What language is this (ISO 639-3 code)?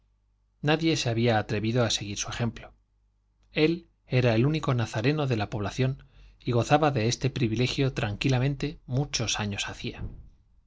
spa